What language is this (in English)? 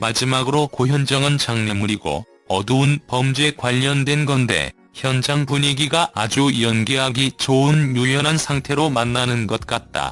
Korean